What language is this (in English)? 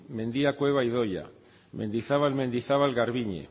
Basque